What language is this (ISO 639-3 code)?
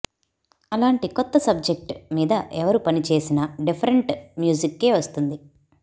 tel